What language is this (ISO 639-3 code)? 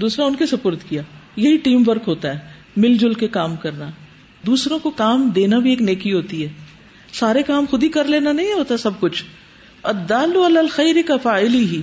urd